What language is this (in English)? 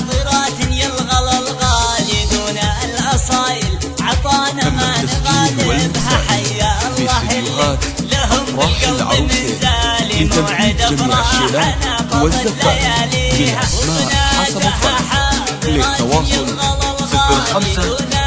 Arabic